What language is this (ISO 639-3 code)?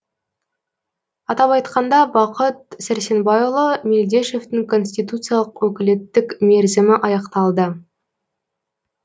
kaz